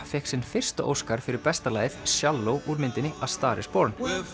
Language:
Icelandic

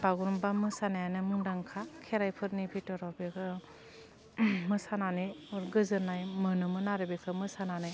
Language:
Bodo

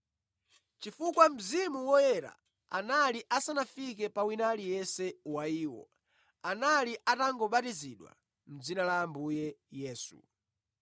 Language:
Nyanja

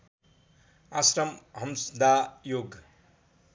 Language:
Nepali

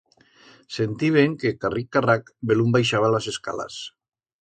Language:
Aragonese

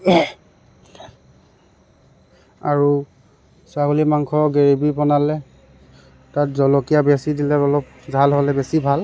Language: Assamese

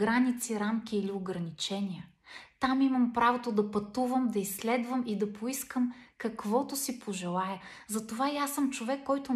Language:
Bulgarian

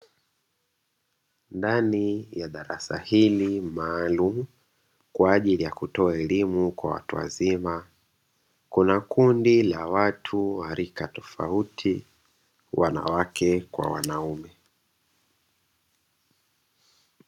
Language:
Swahili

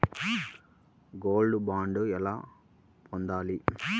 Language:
Telugu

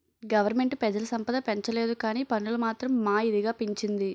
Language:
Telugu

